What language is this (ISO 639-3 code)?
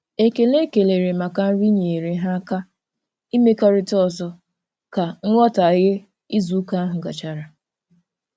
ibo